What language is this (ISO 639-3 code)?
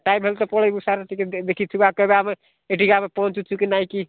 ori